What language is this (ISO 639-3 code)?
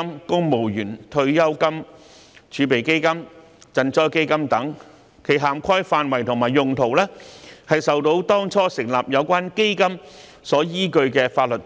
yue